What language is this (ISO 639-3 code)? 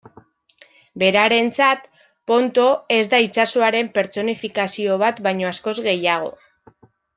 eus